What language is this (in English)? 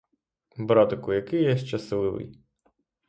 Ukrainian